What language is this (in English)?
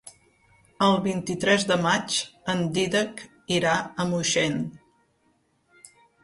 Catalan